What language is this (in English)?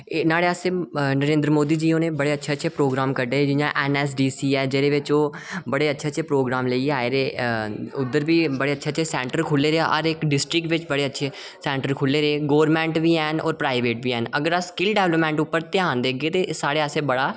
Dogri